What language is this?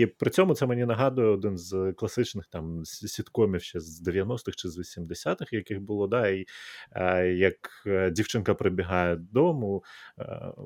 Ukrainian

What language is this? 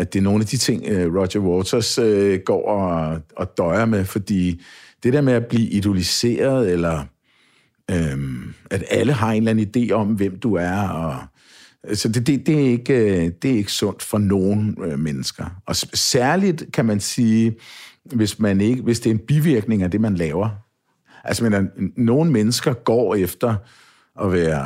Danish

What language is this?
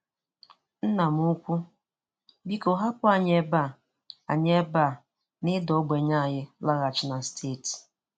Igbo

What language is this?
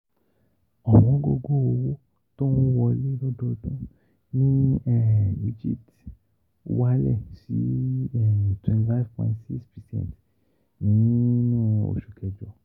Yoruba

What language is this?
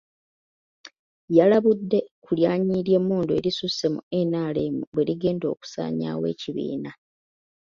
Ganda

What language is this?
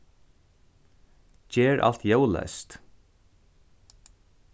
Faroese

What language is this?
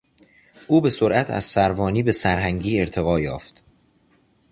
Persian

